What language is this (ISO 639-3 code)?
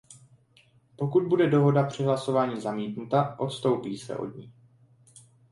ces